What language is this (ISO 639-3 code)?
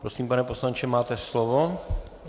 ces